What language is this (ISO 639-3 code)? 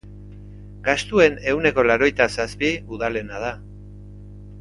eus